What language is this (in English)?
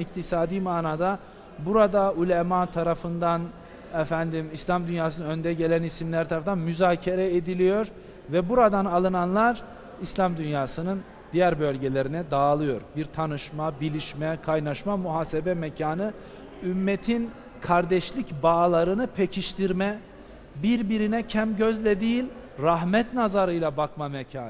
Turkish